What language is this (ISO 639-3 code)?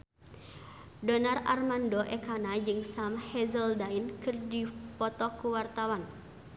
sun